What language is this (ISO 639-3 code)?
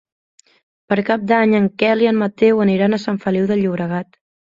cat